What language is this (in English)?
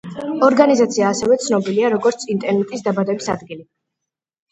Georgian